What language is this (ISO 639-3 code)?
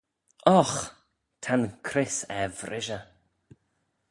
glv